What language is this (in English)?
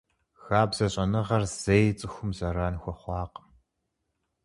Kabardian